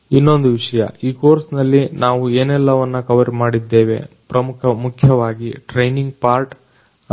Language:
Kannada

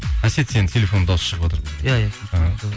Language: Kazakh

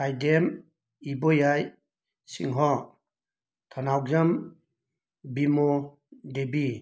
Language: Manipuri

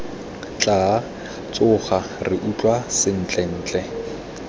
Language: Tswana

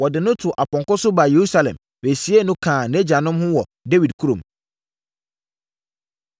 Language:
Akan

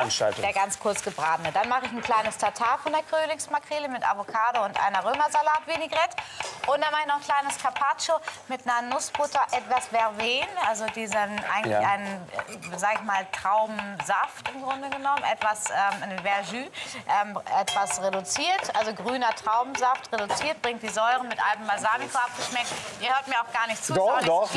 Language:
German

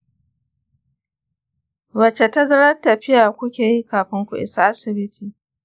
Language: Hausa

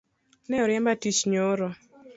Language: Luo (Kenya and Tanzania)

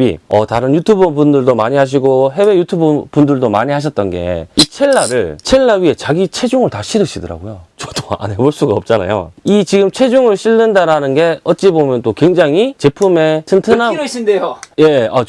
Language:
Korean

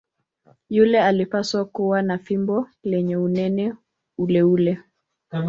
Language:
Swahili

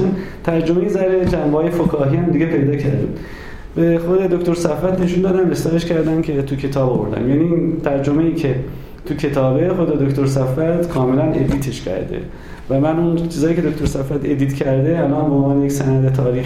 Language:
Persian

